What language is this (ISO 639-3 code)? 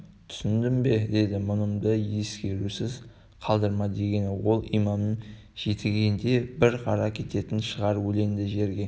kaz